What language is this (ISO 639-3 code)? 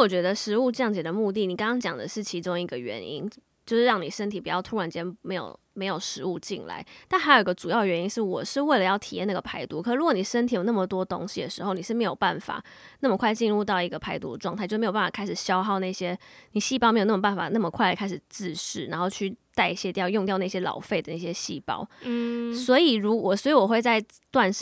zho